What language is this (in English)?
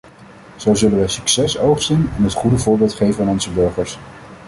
Dutch